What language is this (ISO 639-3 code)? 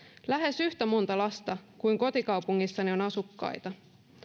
fin